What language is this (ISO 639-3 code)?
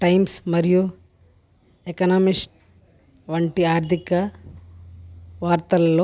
tel